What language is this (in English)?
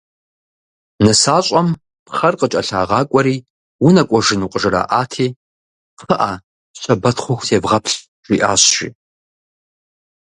Kabardian